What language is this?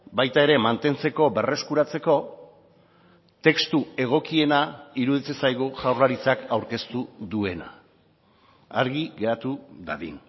Basque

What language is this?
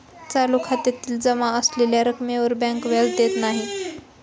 Marathi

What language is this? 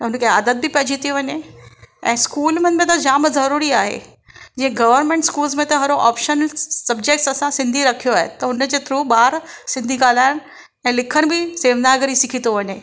Sindhi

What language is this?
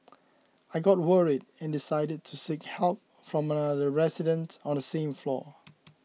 English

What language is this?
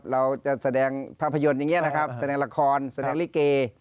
Thai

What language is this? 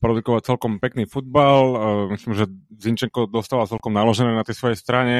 Slovak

